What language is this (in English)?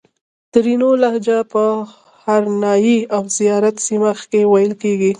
Pashto